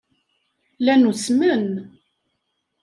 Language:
Kabyle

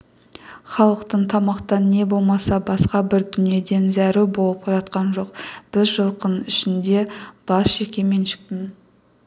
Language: Kazakh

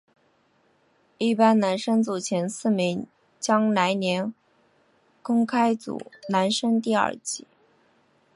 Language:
Chinese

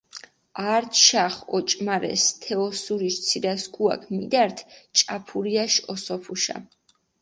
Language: Mingrelian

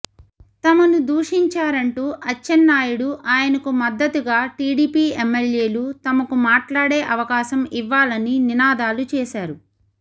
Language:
Telugu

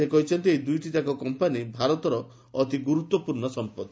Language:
Odia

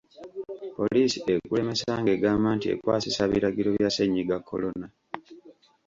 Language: Ganda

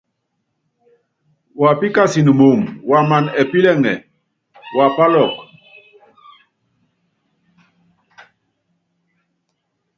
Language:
Yangben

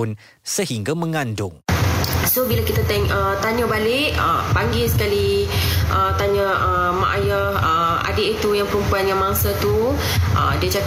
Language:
Malay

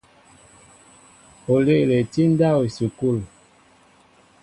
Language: Mbo (Cameroon)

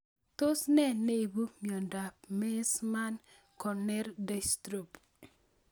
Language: Kalenjin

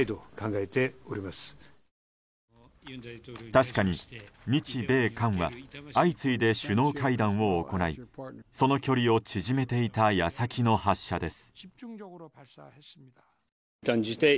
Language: Japanese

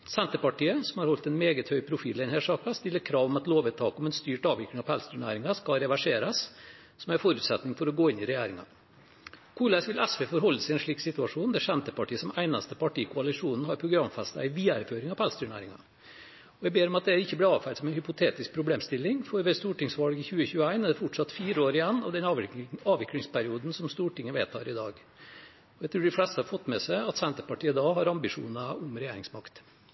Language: Norwegian Bokmål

